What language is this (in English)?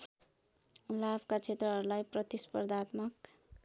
Nepali